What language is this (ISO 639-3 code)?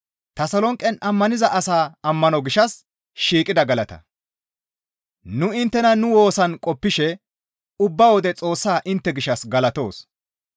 gmv